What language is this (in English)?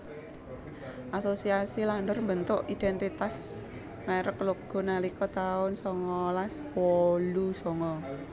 Javanese